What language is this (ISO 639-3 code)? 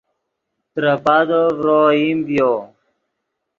ydg